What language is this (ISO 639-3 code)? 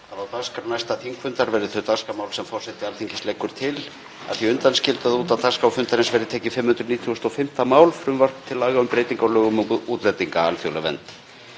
isl